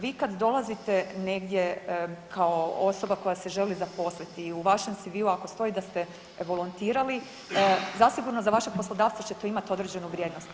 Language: Croatian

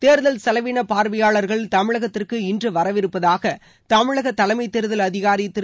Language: Tamil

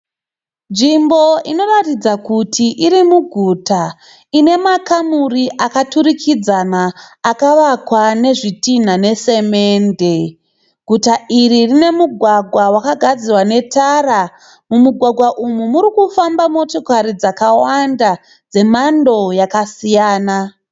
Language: Shona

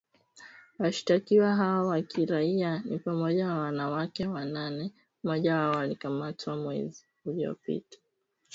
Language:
Swahili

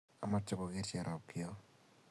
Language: Kalenjin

